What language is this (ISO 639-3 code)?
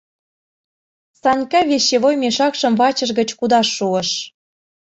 chm